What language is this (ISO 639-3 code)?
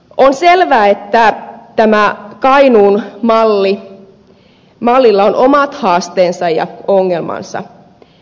fin